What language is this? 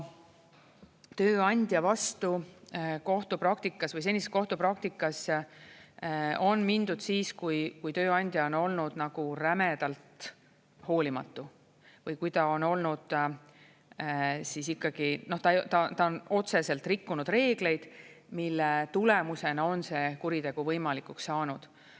Estonian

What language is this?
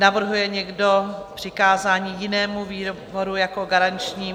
Czech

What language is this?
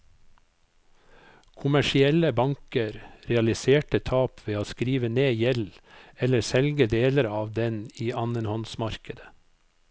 Norwegian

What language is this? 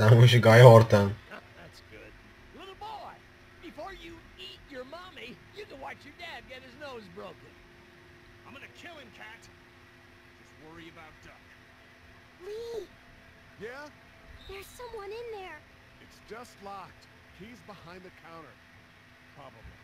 Turkish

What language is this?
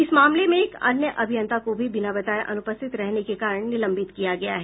Hindi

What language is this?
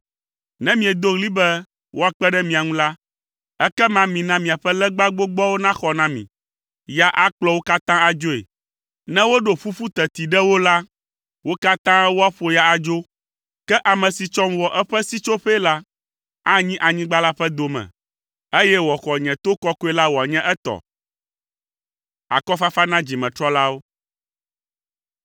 Ewe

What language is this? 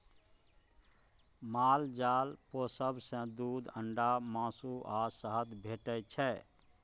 Maithili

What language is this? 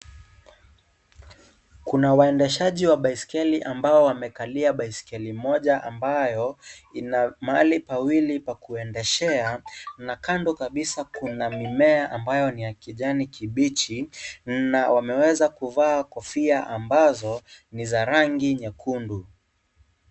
Swahili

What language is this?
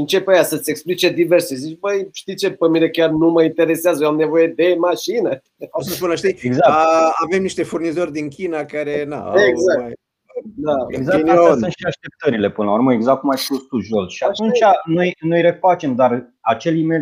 Romanian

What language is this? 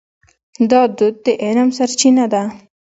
Pashto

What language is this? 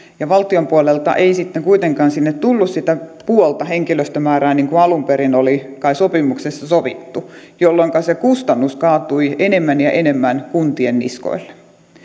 Finnish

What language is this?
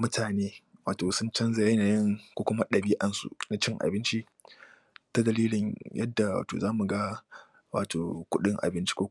Hausa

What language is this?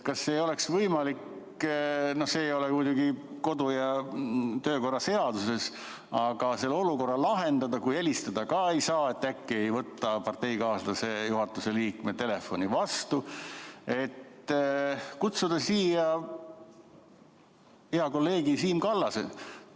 Estonian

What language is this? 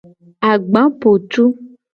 Gen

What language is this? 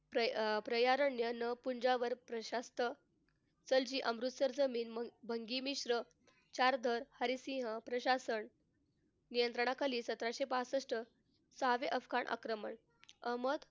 Marathi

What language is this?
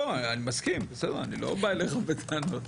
Hebrew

